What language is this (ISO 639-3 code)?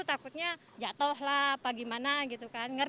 ind